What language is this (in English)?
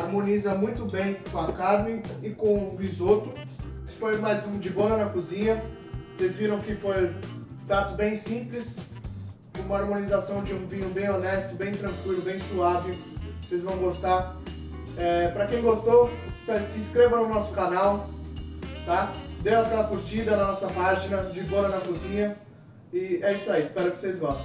Portuguese